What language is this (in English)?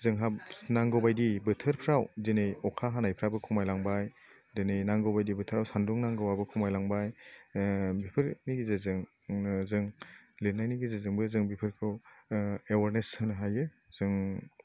Bodo